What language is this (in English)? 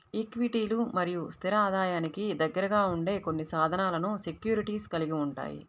Telugu